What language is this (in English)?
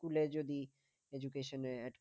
Bangla